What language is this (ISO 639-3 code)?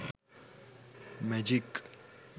sin